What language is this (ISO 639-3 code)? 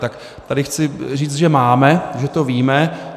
ces